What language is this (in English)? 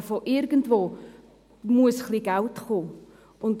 Swiss German